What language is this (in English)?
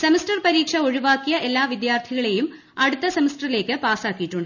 Malayalam